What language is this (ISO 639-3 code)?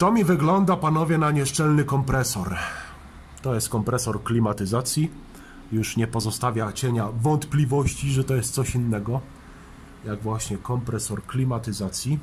pol